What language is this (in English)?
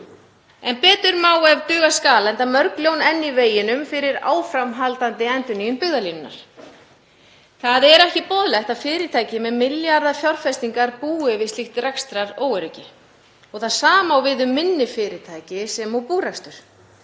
Icelandic